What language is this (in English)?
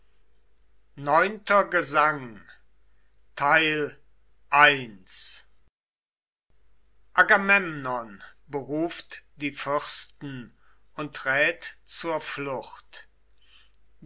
German